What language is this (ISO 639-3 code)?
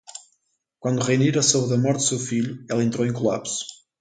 por